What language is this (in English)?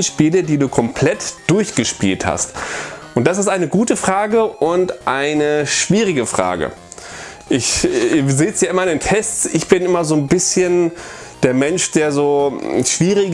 German